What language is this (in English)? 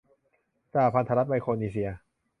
Thai